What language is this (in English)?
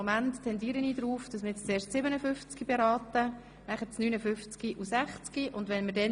Swiss German